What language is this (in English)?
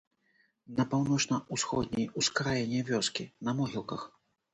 Belarusian